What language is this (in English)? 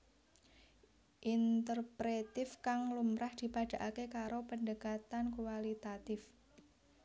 Javanese